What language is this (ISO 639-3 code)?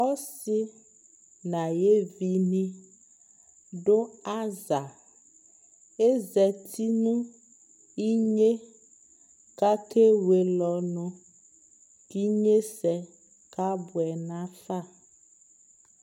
kpo